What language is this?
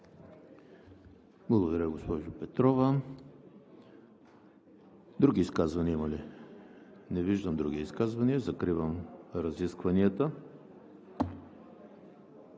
Bulgarian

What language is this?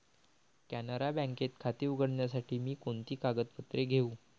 Marathi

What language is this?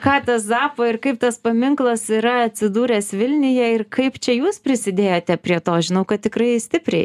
Lithuanian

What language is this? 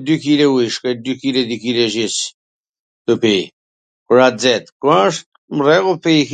Gheg Albanian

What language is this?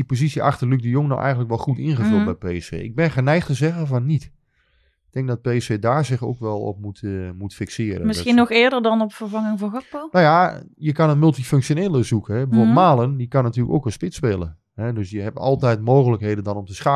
Dutch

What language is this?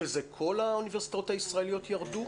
Hebrew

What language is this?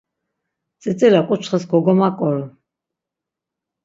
Laz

